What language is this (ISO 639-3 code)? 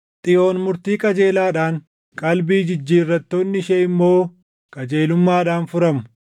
orm